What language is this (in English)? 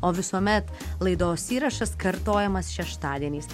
Lithuanian